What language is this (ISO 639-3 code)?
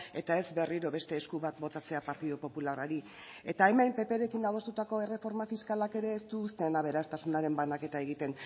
eus